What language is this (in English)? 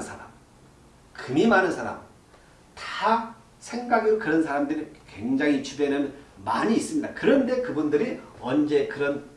Korean